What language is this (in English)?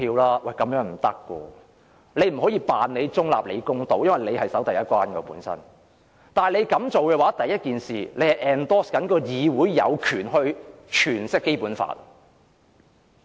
Cantonese